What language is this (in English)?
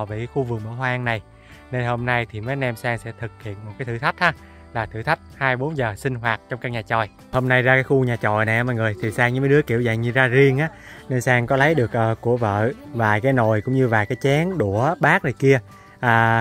Vietnamese